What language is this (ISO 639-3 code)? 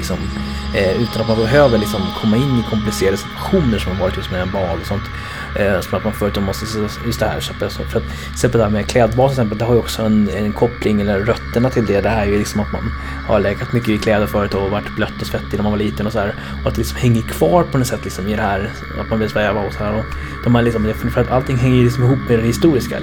swe